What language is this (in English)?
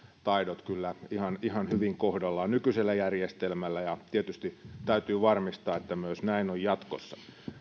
Finnish